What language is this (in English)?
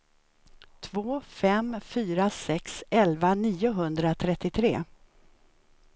Swedish